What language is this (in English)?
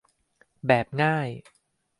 Thai